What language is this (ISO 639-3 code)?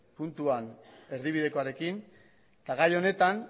eus